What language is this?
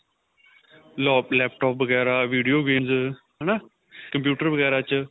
Punjabi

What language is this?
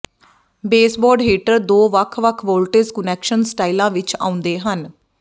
Punjabi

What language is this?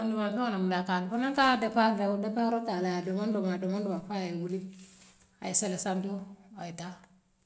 Western Maninkakan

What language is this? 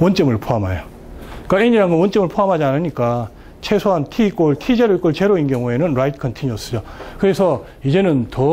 Korean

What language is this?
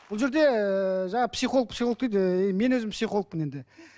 Kazakh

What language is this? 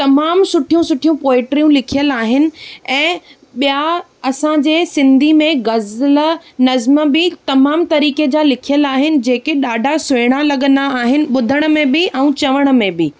Sindhi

